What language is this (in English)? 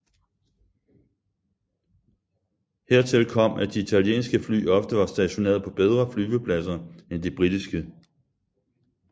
Danish